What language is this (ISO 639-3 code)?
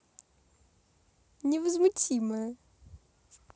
rus